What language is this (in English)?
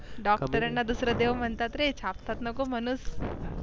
Marathi